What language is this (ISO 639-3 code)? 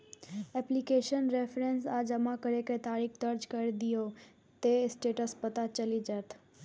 mai